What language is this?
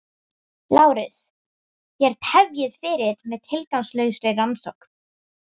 Icelandic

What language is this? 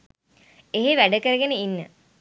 Sinhala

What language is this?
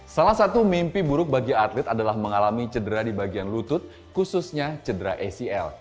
Indonesian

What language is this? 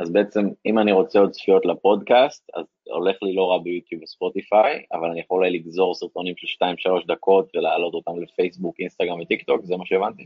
Hebrew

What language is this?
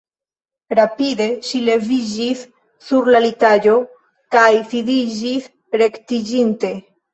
Esperanto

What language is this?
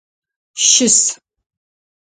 Adyghe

